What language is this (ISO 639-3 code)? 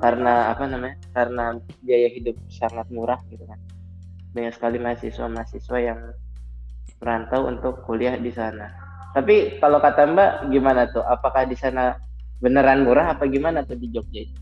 ind